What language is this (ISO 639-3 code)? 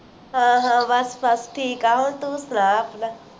pan